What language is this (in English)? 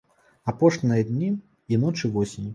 Belarusian